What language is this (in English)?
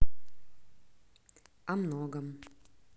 Russian